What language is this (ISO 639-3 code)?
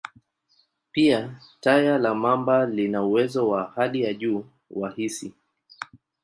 swa